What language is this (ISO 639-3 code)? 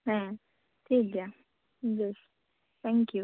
sat